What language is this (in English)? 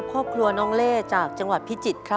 Thai